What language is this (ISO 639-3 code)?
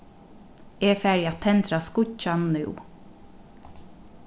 fao